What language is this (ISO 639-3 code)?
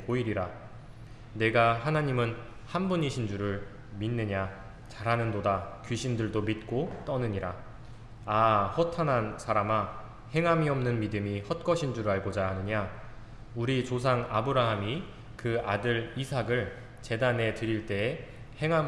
kor